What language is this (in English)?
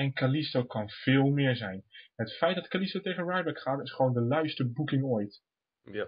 Dutch